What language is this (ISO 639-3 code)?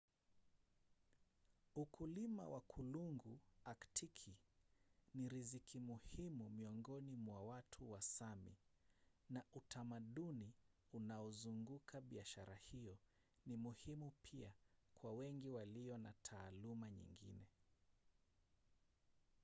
swa